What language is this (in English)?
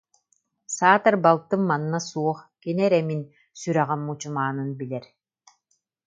Yakut